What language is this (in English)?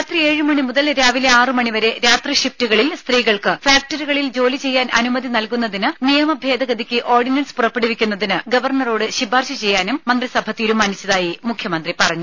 Malayalam